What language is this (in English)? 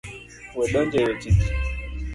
Luo (Kenya and Tanzania)